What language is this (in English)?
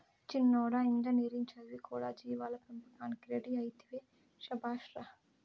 Telugu